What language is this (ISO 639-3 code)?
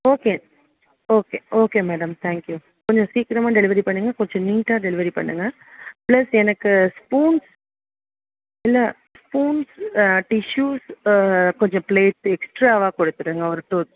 tam